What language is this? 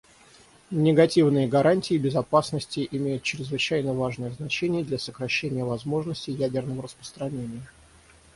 Russian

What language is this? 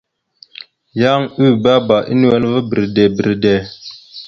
Mada (Cameroon)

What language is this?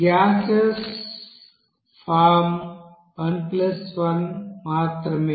Telugu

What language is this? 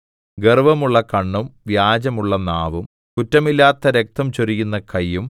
Malayalam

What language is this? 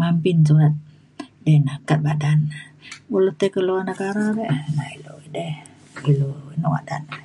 Mainstream Kenyah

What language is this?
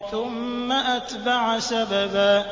Arabic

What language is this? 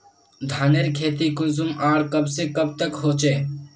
Magahi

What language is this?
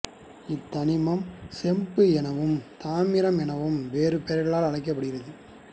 Tamil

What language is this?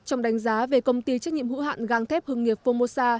Vietnamese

